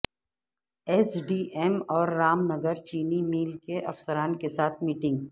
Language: Urdu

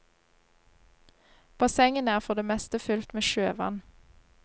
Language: Norwegian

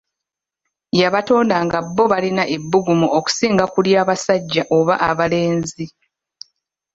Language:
Ganda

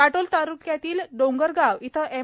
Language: Marathi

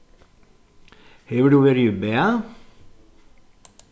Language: Faroese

